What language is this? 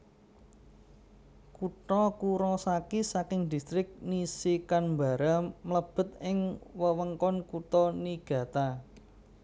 Javanese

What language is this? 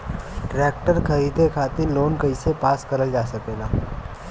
Bhojpuri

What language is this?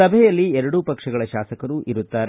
Kannada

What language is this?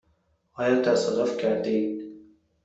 Persian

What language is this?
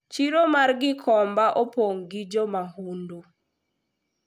Luo (Kenya and Tanzania)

